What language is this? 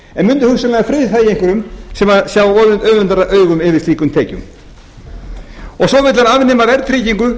Icelandic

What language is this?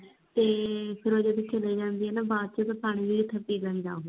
Punjabi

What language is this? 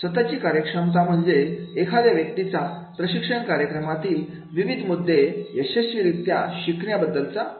Marathi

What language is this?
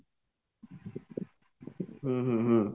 Odia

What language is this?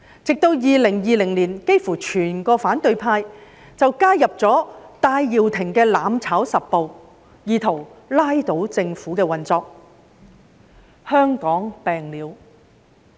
Cantonese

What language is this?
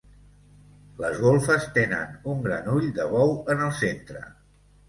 Catalan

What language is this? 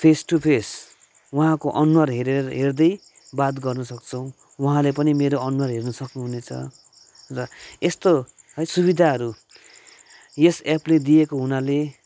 Nepali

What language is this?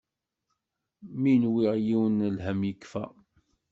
Kabyle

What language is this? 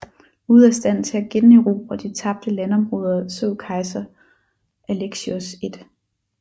Danish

